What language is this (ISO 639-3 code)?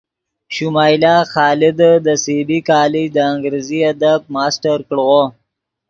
ydg